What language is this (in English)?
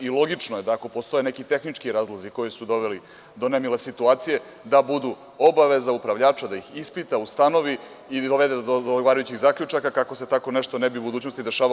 Serbian